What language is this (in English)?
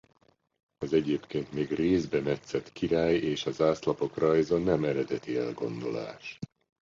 Hungarian